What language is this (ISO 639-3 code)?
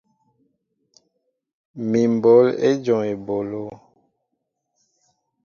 mbo